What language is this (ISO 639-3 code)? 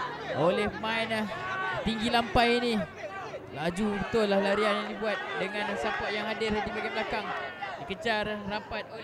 msa